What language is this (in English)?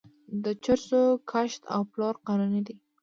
Pashto